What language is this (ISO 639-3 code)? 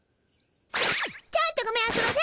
jpn